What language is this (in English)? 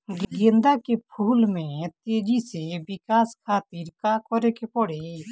Bhojpuri